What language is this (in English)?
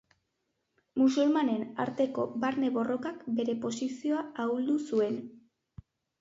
Basque